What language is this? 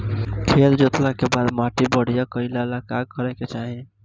Bhojpuri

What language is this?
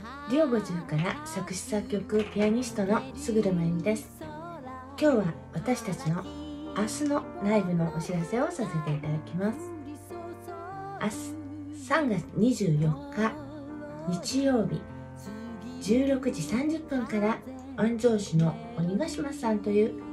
Japanese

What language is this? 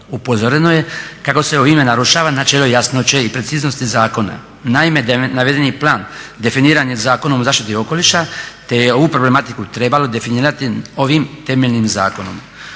Croatian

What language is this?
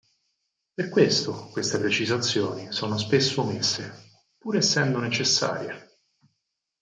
Italian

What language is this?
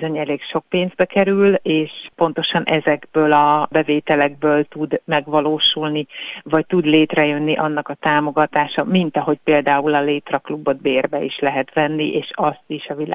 Hungarian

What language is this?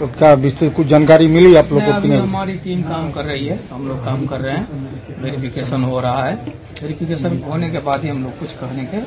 Hindi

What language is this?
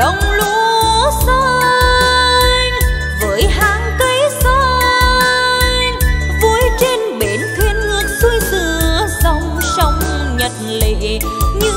Vietnamese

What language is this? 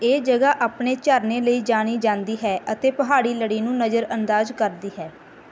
Punjabi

